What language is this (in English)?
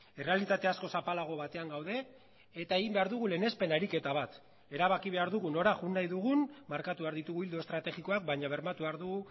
Basque